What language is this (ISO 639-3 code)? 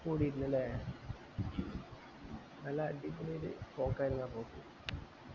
mal